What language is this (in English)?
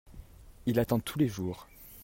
French